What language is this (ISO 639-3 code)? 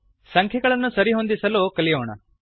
kan